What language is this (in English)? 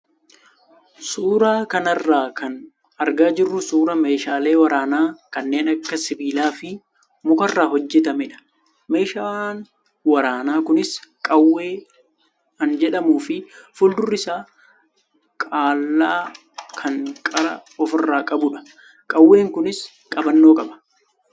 Oromo